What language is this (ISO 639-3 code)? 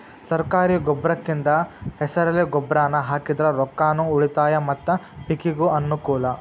kan